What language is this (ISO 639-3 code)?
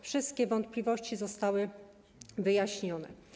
pol